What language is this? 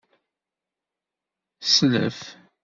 Kabyle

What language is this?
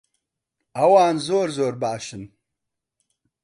Central Kurdish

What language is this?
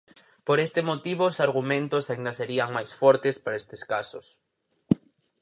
Galician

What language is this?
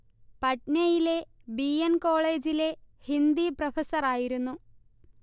Malayalam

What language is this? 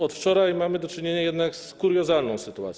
Polish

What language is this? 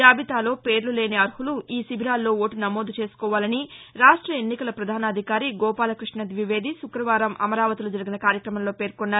Telugu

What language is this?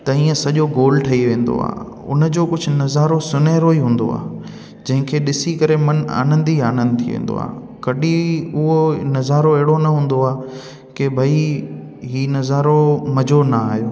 Sindhi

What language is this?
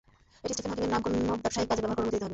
Bangla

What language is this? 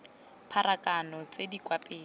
Tswana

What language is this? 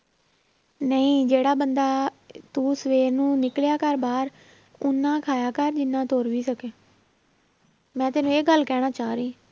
Punjabi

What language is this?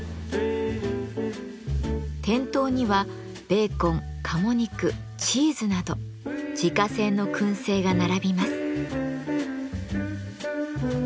Japanese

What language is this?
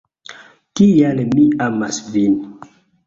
Esperanto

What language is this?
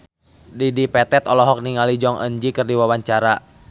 Sundanese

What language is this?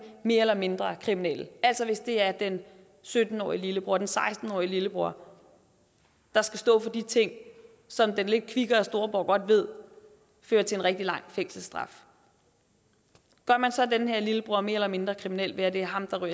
Danish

